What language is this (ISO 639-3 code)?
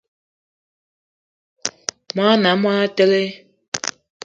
eto